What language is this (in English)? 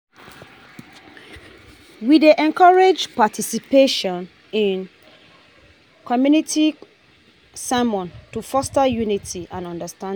Nigerian Pidgin